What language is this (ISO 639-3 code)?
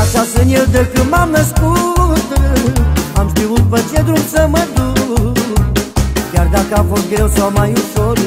ron